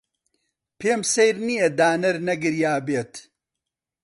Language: Central Kurdish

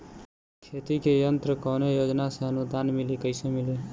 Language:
Bhojpuri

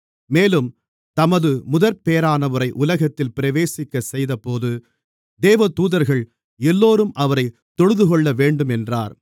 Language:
Tamil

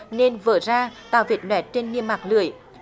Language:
Vietnamese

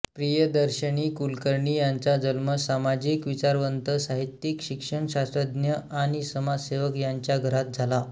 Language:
Marathi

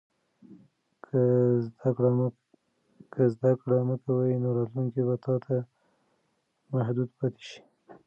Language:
Pashto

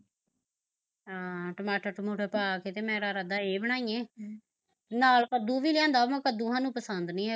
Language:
Punjabi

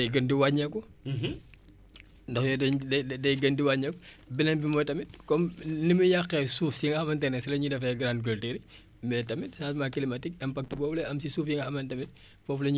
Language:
Wolof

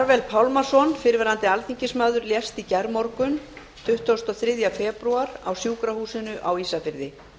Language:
Icelandic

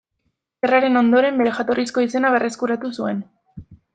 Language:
Basque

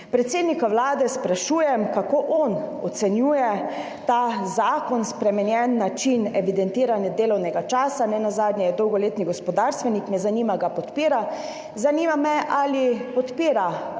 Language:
Slovenian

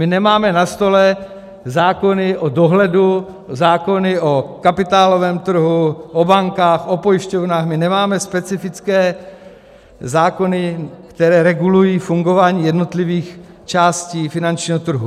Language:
Czech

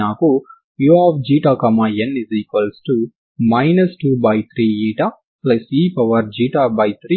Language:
Telugu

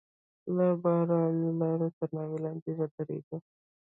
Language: Pashto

